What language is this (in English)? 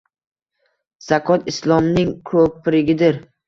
Uzbek